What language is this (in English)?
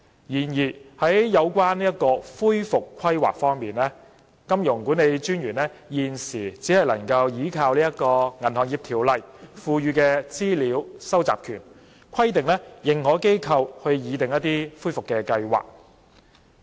Cantonese